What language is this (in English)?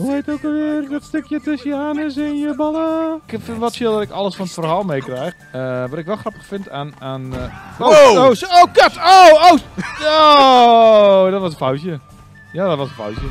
Dutch